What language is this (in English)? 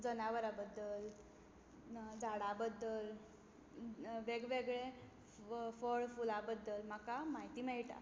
Konkani